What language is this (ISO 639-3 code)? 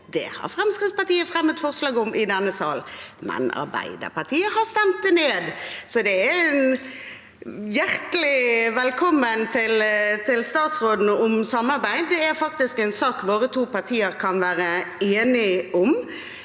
nor